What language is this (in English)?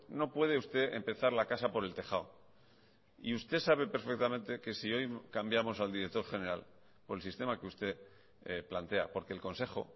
Spanish